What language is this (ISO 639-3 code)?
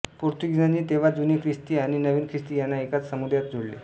mar